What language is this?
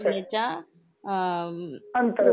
Marathi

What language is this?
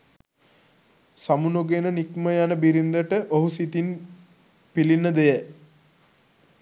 Sinhala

